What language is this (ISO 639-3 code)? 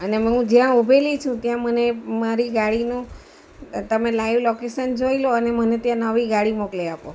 guj